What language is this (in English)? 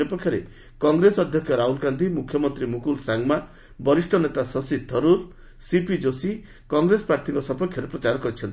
Odia